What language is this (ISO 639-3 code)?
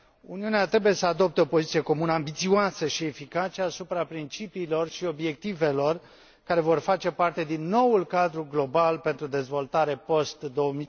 ron